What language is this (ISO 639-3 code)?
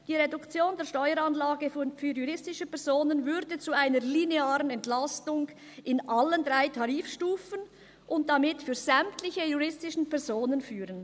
gsw